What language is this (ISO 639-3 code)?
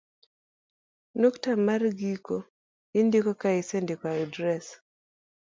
luo